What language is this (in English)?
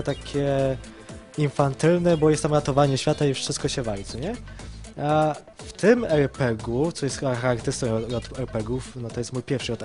Polish